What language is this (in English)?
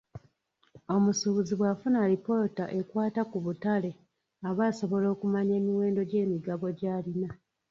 Ganda